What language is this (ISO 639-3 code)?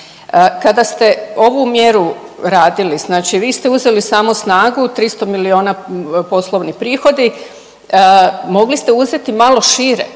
hrv